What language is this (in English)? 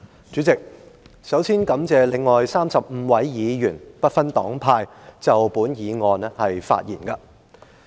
Cantonese